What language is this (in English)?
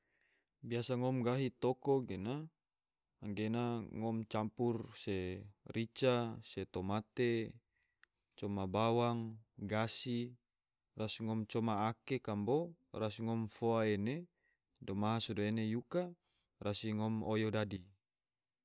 Tidore